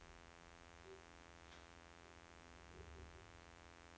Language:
Norwegian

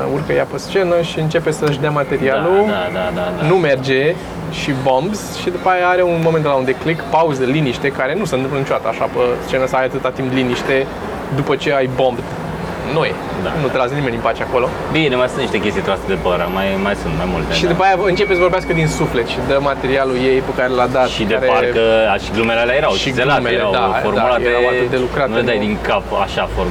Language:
Romanian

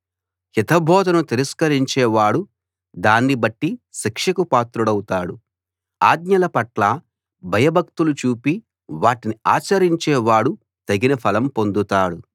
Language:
Telugu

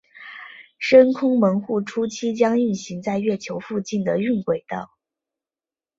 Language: Chinese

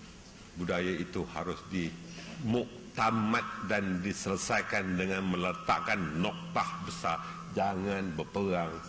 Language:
Malay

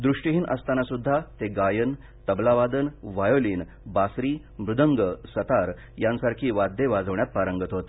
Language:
Marathi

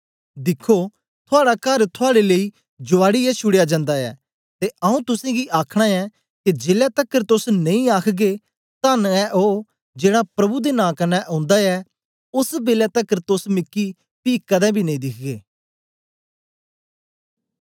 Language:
Dogri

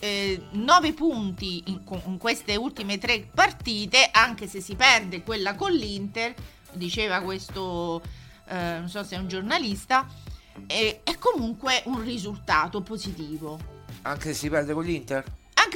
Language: Italian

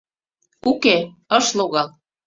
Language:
Mari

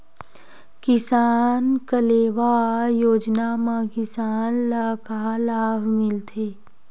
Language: Chhattisgarhi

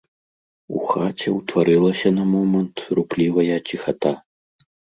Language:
Belarusian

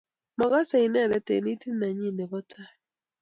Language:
Kalenjin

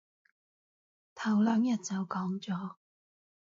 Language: Cantonese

